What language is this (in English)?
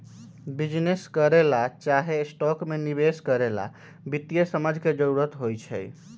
Magahi